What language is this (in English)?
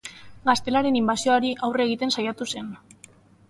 Basque